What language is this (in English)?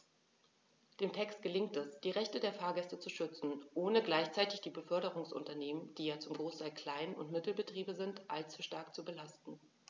German